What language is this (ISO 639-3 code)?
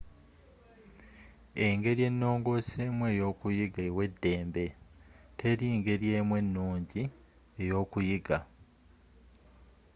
lug